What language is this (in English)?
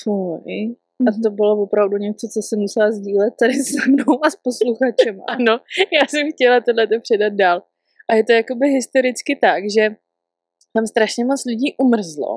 Czech